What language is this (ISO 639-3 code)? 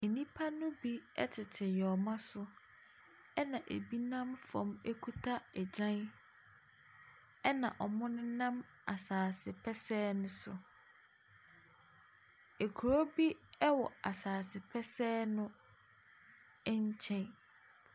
aka